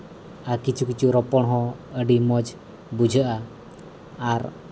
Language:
Santali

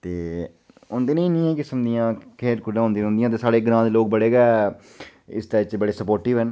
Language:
Dogri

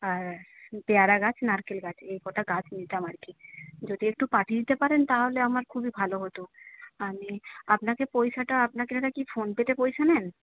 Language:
Bangla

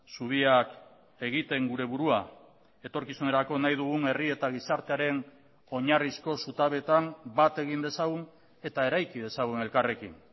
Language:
Basque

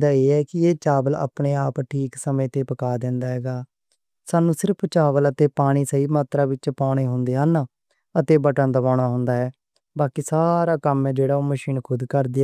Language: Western Panjabi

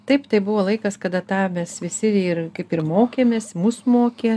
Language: Lithuanian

